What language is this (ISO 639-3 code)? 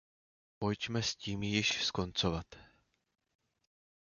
ces